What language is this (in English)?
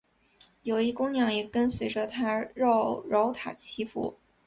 Chinese